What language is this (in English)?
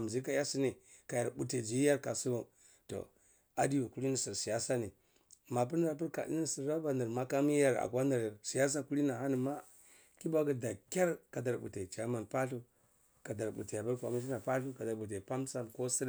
Cibak